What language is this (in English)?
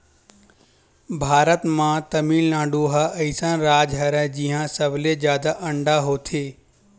Chhattisgarhi